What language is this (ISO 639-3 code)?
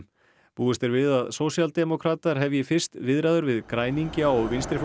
isl